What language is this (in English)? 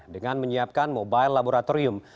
Indonesian